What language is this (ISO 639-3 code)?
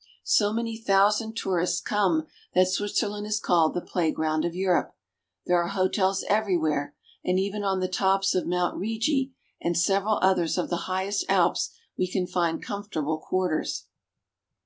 eng